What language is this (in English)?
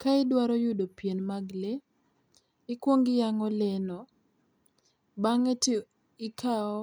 Luo (Kenya and Tanzania)